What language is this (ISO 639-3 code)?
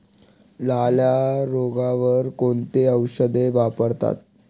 mar